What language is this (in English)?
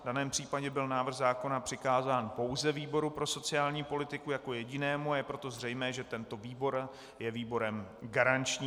Czech